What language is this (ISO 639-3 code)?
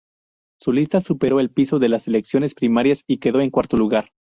spa